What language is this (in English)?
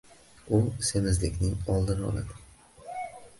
Uzbek